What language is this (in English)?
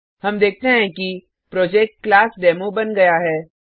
Hindi